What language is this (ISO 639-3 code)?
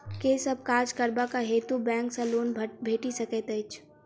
mai